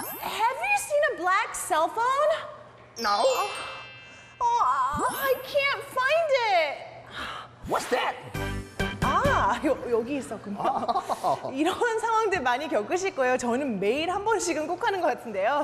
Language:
Korean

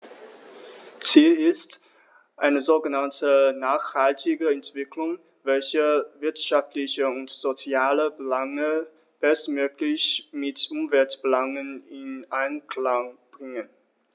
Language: German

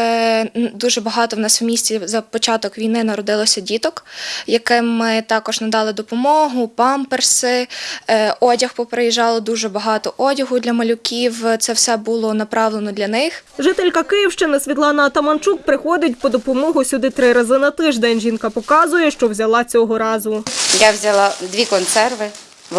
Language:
Ukrainian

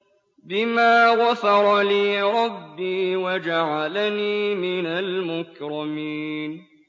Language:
Arabic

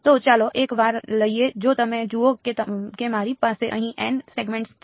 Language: Gujarati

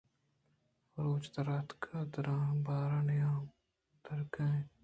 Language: Eastern Balochi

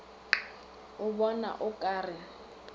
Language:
Northern Sotho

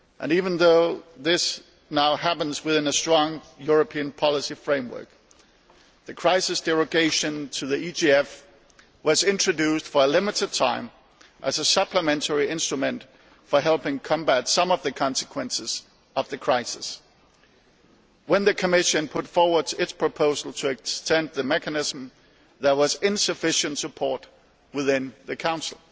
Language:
English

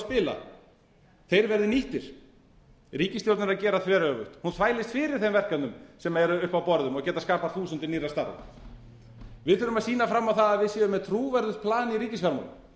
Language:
Icelandic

